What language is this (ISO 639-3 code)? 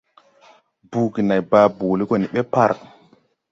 tui